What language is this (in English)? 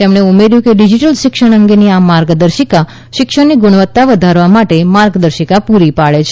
Gujarati